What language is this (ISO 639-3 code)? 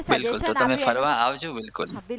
guj